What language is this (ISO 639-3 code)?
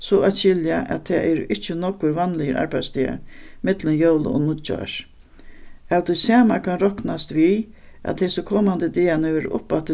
fao